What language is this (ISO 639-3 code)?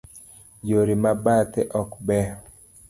luo